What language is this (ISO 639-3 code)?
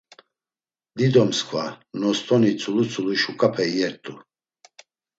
lzz